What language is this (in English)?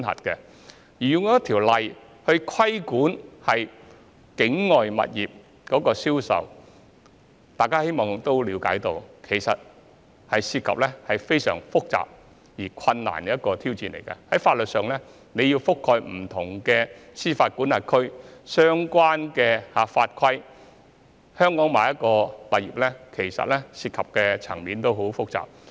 Cantonese